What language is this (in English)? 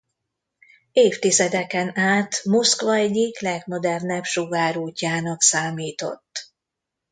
Hungarian